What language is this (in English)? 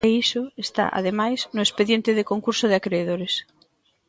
Galician